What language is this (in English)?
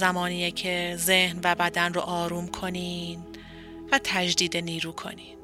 Persian